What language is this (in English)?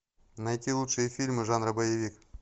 Russian